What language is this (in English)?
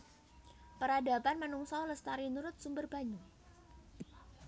Javanese